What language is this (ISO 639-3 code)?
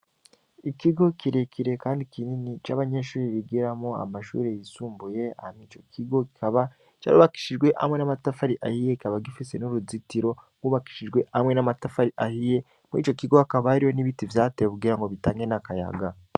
run